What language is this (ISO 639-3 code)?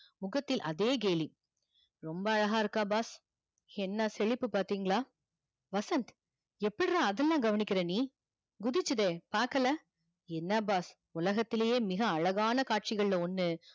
tam